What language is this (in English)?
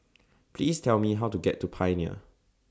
English